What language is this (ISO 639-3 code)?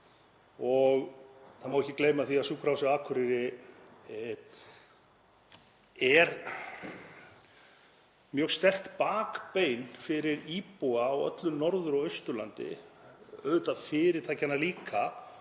isl